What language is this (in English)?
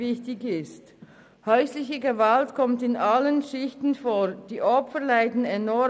Swiss German